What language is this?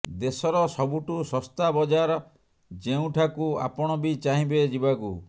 Odia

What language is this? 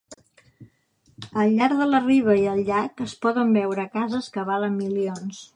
Catalan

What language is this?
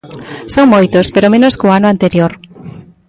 Galician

